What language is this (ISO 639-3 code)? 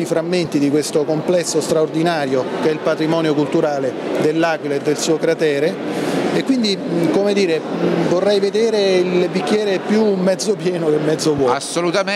ita